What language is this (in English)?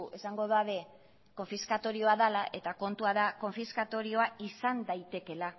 Basque